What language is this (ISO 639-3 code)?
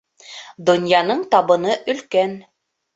bak